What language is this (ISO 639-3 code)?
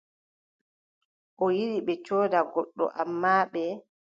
fub